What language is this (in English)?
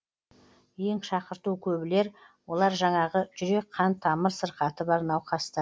Kazakh